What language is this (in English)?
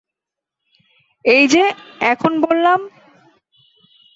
Bangla